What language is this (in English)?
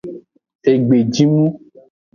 Aja (Benin)